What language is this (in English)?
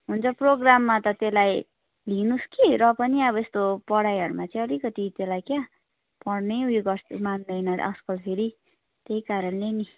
Nepali